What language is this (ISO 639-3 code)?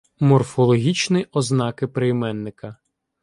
ukr